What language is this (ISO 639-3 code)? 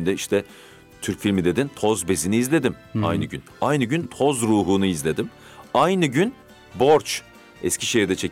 tur